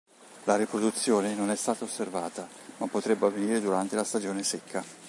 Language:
Italian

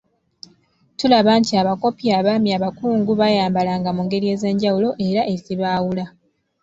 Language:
Ganda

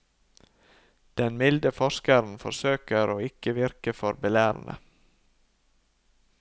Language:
Norwegian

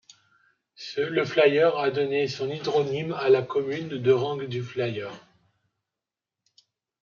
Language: French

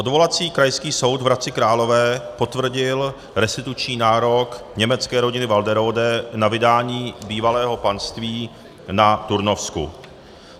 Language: Czech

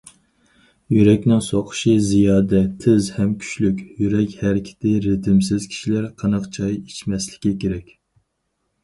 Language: Uyghur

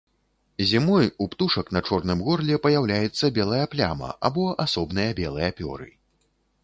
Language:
Belarusian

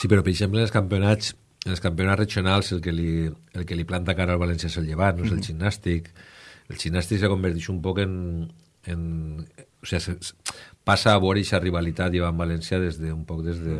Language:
Spanish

